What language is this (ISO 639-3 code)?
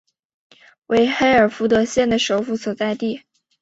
zho